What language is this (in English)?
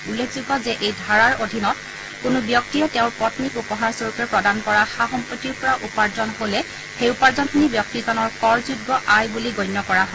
Assamese